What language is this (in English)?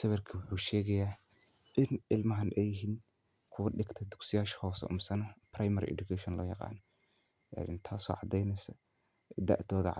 Somali